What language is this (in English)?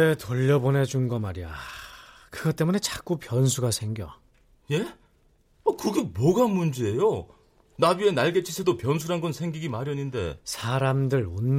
Korean